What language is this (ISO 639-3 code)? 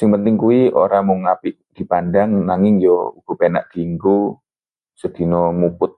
jav